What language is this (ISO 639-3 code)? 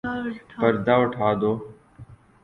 urd